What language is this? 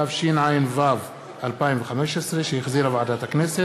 Hebrew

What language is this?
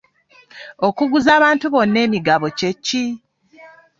Ganda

